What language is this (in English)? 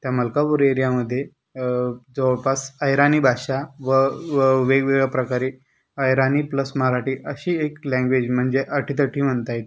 Marathi